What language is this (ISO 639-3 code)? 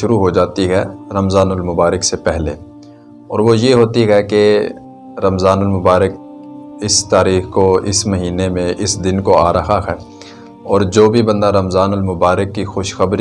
urd